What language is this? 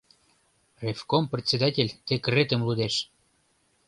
Mari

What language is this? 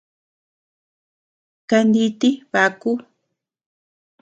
Tepeuxila Cuicatec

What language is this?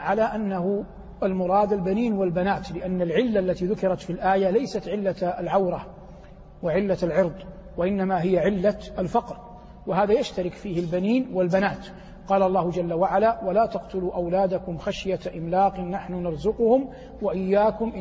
Arabic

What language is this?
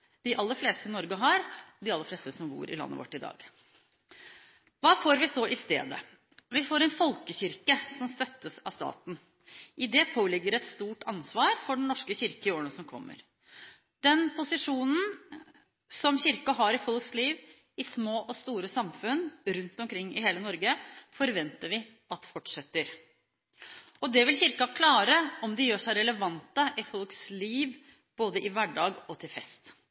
Norwegian Bokmål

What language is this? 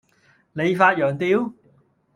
Cantonese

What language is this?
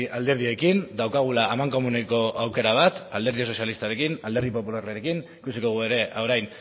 Basque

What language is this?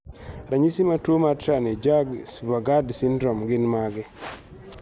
Luo (Kenya and Tanzania)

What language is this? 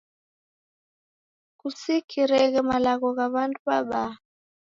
Taita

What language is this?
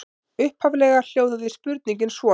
Icelandic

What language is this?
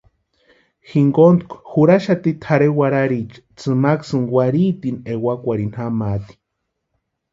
Western Highland Purepecha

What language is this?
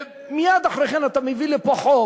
Hebrew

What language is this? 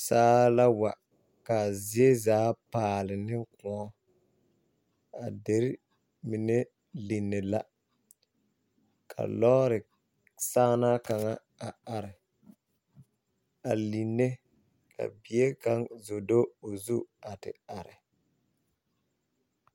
Southern Dagaare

